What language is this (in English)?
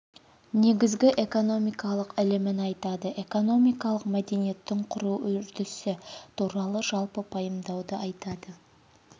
Kazakh